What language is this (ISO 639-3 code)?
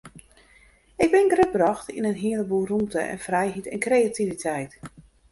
fry